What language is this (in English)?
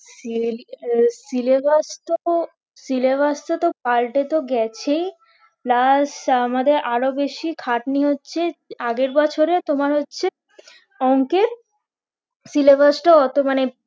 Bangla